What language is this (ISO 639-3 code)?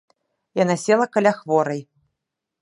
bel